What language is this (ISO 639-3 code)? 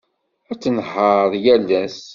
kab